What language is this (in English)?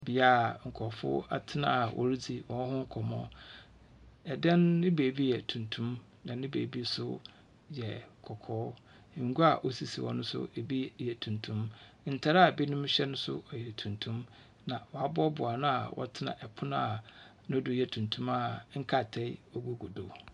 Akan